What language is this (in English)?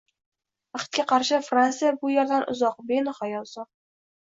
Uzbek